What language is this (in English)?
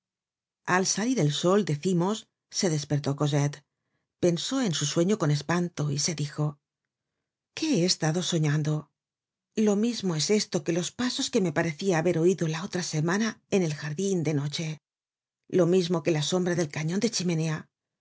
Spanish